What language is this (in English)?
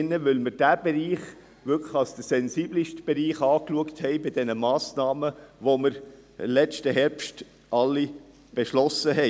Swiss German